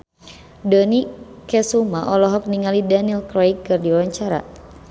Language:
Sundanese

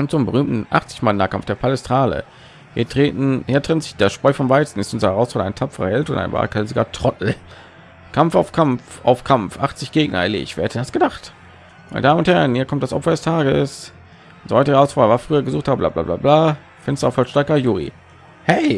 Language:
German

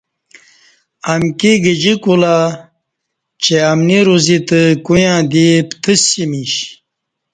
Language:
Kati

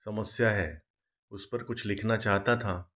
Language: Hindi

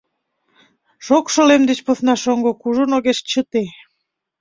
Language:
Mari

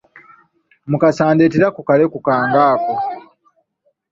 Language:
Ganda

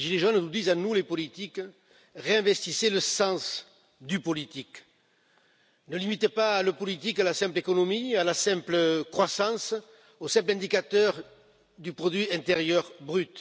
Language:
French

